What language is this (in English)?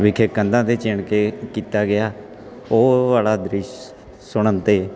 Punjabi